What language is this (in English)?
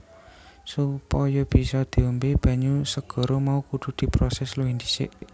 Javanese